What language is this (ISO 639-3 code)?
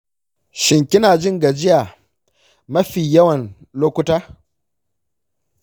hau